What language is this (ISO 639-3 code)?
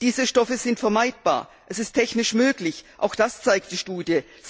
deu